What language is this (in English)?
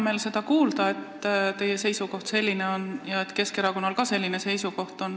Estonian